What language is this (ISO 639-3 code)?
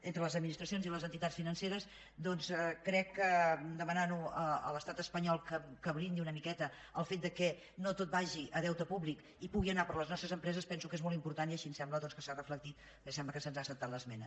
cat